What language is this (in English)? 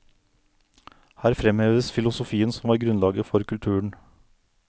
Norwegian